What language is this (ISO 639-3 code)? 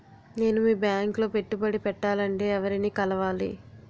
tel